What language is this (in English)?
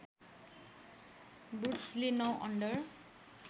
Nepali